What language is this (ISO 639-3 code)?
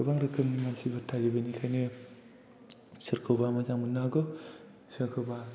brx